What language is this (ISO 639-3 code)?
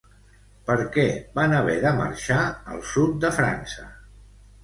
cat